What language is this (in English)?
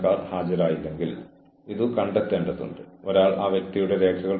Malayalam